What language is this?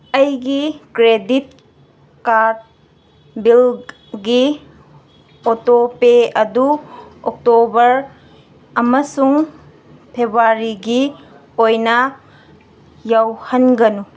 Manipuri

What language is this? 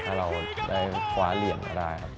Thai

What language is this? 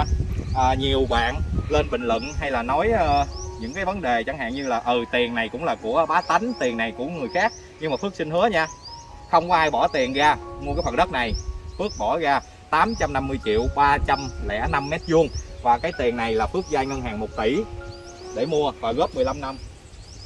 Vietnamese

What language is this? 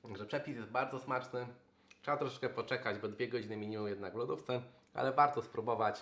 Polish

